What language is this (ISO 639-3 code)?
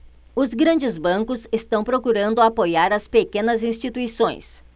por